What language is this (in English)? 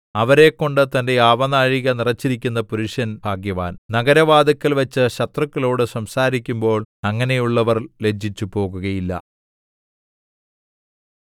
Malayalam